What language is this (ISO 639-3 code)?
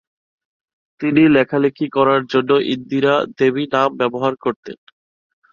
ben